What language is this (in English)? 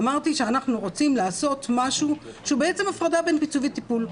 Hebrew